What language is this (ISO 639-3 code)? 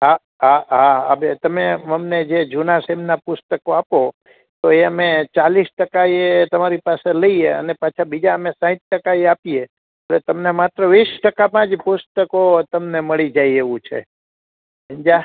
guj